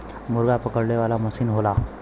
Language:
Bhojpuri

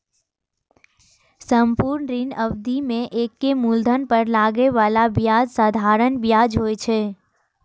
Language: Maithili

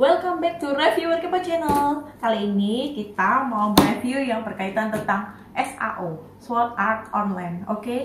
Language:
Indonesian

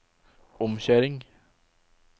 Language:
Norwegian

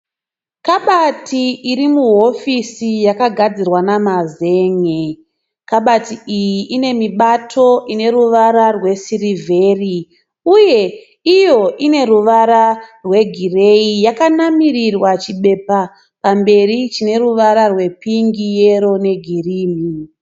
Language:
Shona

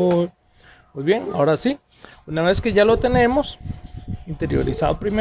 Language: Spanish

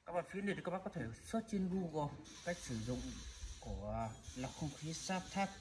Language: Vietnamese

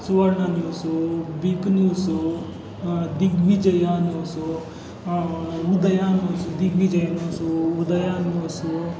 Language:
Kannada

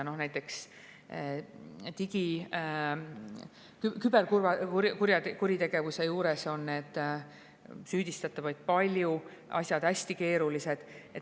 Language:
Estonian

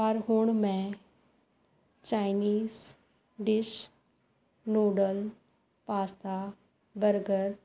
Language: Punjabi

